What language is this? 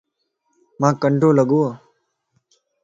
Lasi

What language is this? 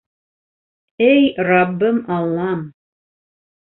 Bashkir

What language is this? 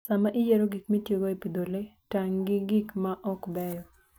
Luo (Kenya and Tanzania)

